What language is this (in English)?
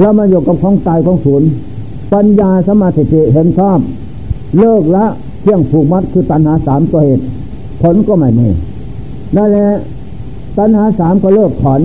Thai